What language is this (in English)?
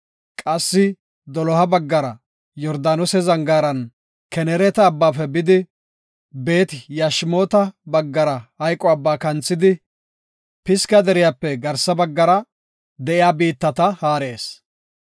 Gofa